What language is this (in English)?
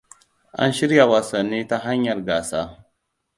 Hausa